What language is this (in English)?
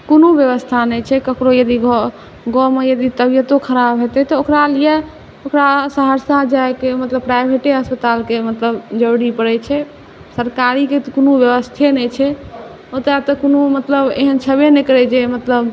Maithili